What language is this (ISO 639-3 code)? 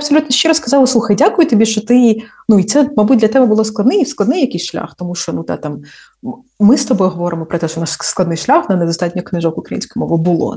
ukr